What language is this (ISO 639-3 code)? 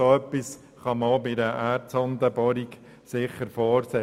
gsw